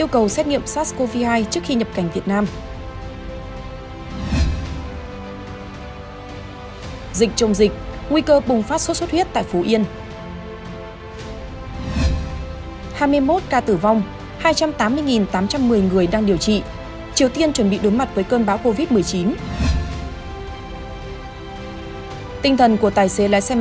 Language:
Vietnamese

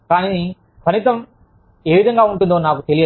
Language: Telugu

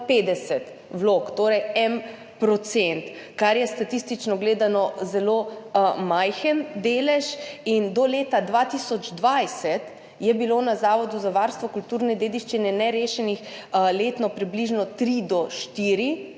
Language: Slovenian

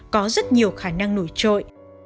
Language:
Vietnamese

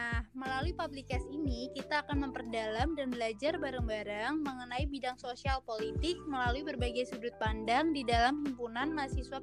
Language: Indonesian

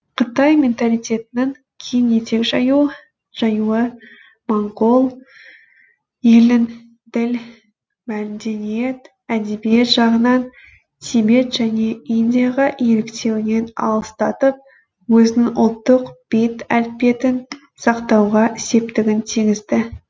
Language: Kazakh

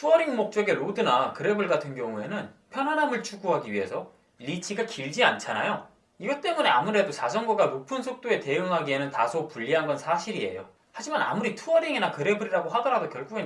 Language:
Korean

